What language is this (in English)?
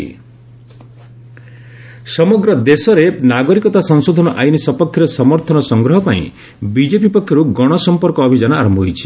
Odia